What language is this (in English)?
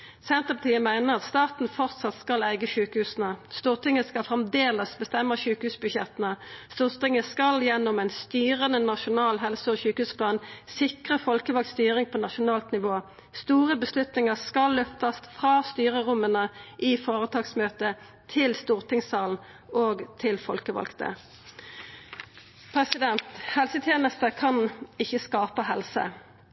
Norwegian Nynorsk